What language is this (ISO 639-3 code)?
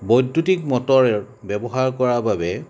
asm